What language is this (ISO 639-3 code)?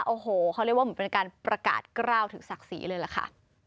tha